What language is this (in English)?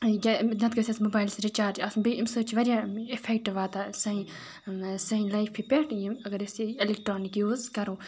Kashmiri